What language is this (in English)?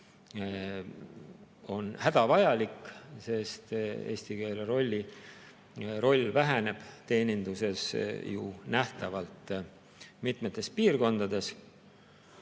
Estonian